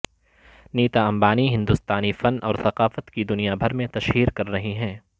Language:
Urdu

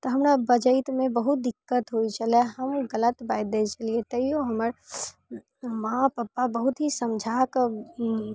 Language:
Maithili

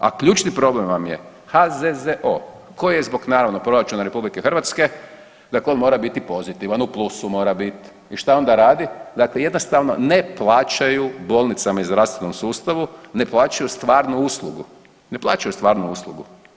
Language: Croatian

